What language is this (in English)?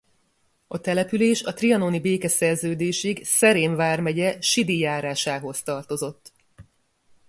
Hungarian